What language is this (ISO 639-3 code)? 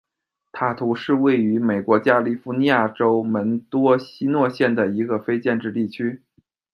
zho